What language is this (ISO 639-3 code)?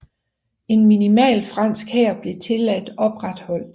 dan